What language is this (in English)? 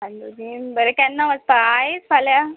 Konkani